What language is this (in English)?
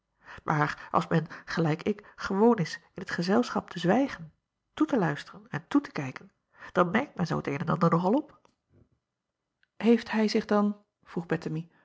Dutch